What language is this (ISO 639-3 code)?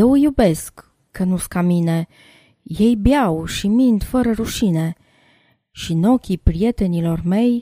ron